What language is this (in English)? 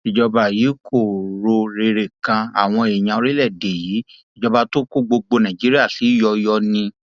Yoruba